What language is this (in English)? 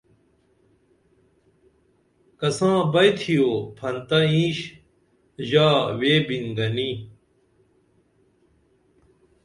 Dameli